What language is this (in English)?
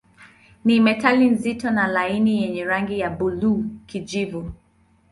Swahili